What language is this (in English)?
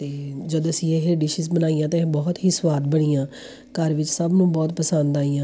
Punjabi